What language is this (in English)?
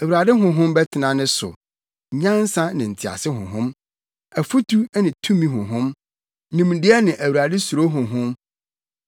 Akan